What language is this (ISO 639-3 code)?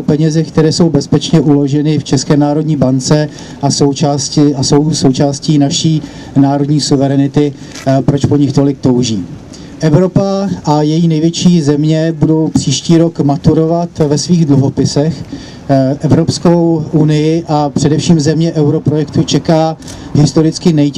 ces